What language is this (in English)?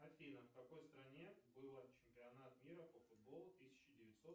Russian